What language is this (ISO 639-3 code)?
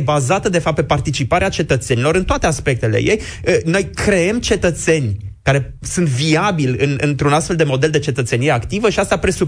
ron